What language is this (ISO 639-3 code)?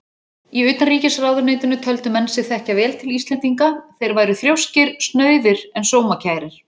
isl